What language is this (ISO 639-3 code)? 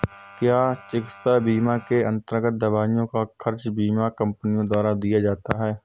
hin